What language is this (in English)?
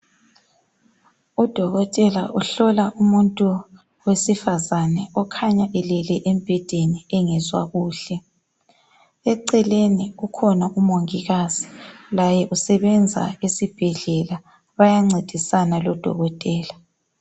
North Ndebele